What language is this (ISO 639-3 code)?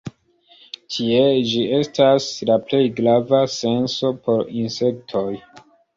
epo